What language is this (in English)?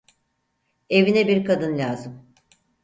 Turkish